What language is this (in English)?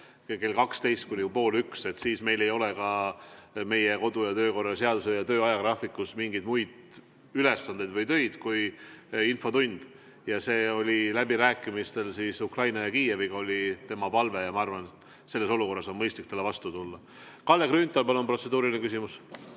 Estonian